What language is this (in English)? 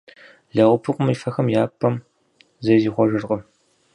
Kabardian